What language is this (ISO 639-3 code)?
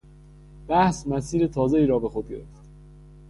fas